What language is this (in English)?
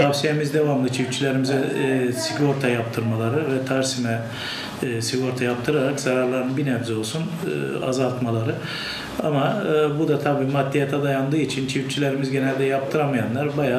Turkish